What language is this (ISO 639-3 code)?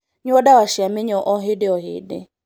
kik